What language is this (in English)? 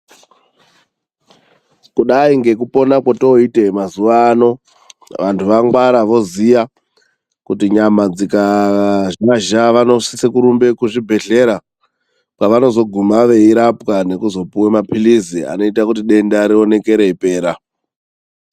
Ndau